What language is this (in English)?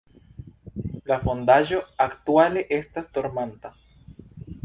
Esperanto